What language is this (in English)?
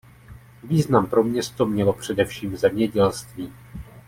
Czech